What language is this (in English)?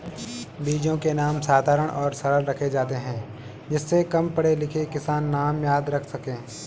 Hindi